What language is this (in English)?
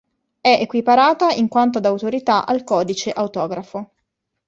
Italian